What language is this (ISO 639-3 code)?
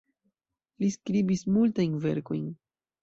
epo